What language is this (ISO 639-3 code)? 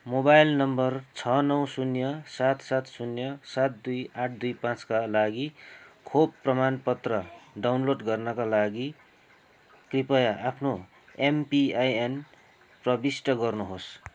nep